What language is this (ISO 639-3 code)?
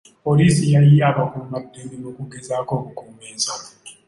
lug